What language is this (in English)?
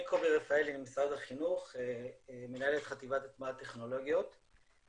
Hebrew